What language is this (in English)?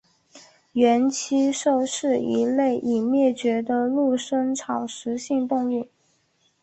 Chinese